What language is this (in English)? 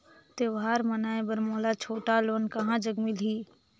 Chhattisgarhi